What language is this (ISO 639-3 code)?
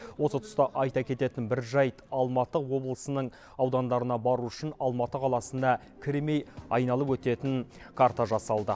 kaz